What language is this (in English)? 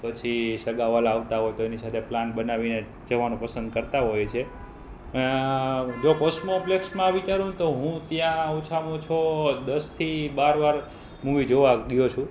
Gujarati